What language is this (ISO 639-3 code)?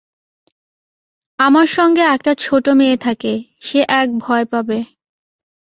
ben